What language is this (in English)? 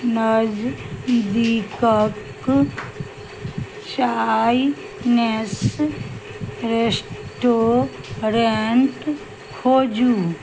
Maithili